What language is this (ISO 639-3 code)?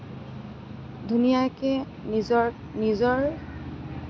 asm